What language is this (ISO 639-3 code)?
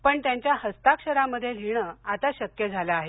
mar